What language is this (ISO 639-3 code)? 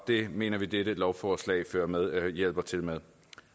dan